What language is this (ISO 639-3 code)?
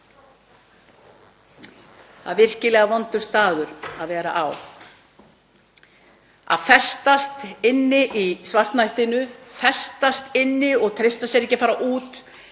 isl